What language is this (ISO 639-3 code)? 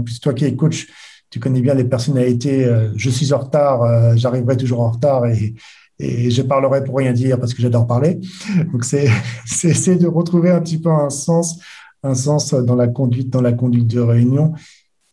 fra